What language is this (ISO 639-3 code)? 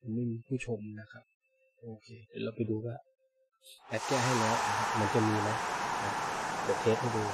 tha